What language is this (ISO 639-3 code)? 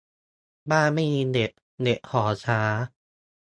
tha